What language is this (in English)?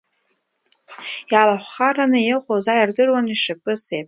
Abkhazian